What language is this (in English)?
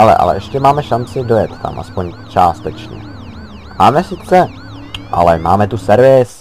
Czech